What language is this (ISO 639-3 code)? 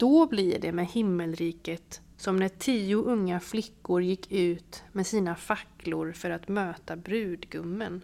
swe